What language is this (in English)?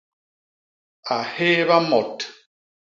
Basaa